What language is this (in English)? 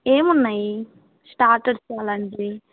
Telugu